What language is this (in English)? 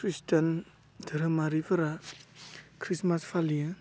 Bodo